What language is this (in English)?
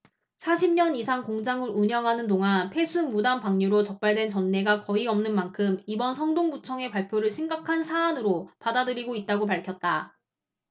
Korean